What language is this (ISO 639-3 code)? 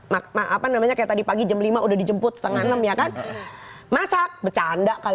ind